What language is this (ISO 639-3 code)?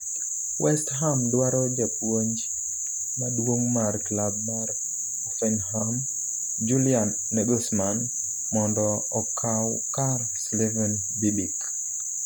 luo